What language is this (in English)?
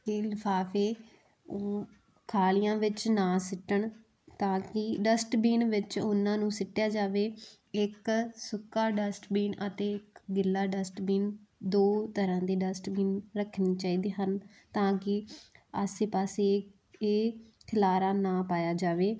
Punjabi